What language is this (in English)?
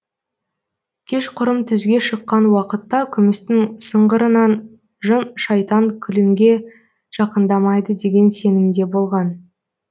Kazakh